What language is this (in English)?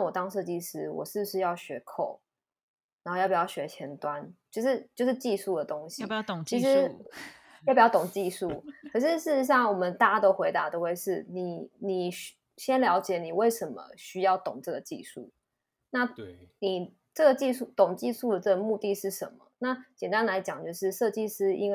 Chinese